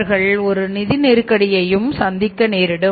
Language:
Tamil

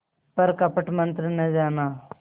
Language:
Hindi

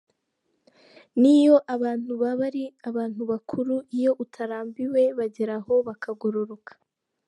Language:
Kinyarwanda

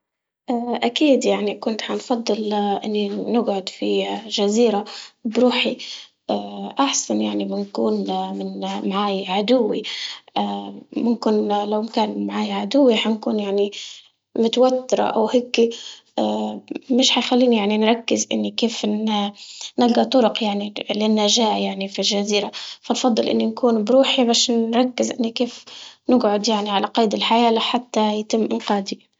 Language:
Libyan Arabic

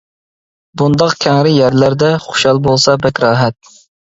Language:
Uyghur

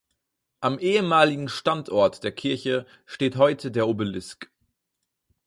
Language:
German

